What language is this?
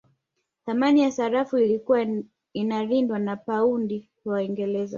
Swahili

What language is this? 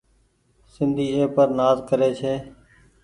Goaria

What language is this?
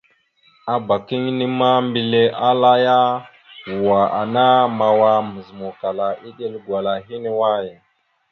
Mada (Cameroon)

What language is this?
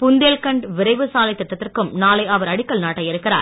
Tamil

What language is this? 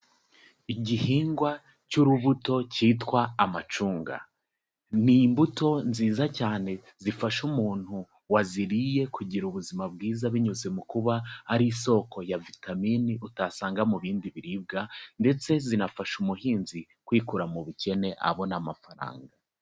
Kinyarwanda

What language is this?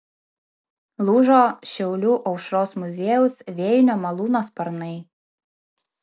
Lithuanian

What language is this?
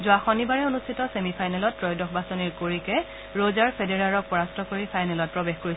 Assamese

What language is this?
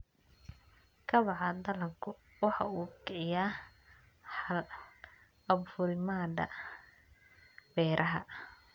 Somali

